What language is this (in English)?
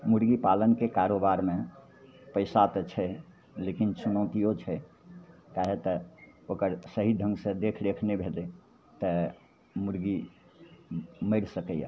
Maithili